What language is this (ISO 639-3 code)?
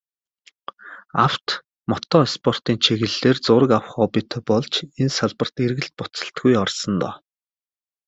mon